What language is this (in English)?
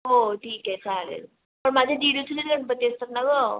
Marathi